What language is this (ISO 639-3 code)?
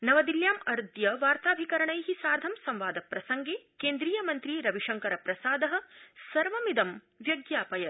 san